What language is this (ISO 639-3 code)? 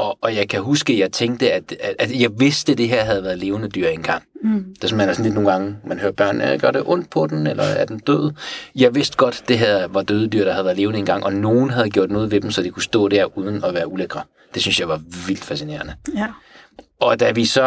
dan